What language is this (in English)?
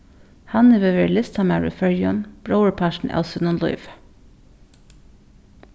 Faroese